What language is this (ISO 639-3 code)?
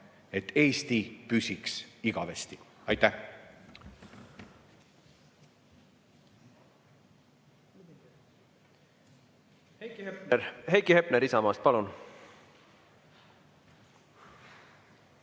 est